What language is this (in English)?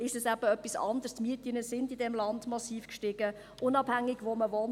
Swiss German